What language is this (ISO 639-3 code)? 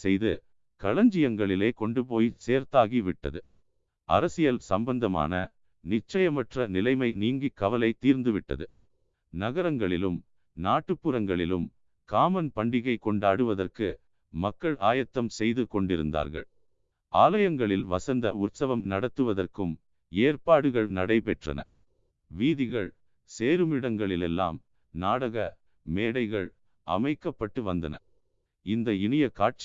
tam